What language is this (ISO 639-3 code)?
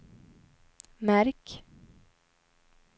swe